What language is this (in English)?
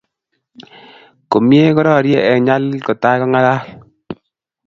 Kalenjin